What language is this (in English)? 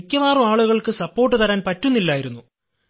Malayalam